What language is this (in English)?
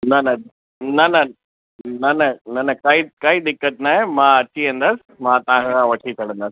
Sindhi